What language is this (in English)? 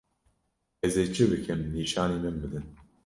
Kurdish